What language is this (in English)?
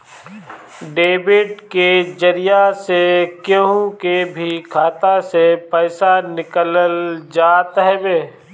Bhojpuri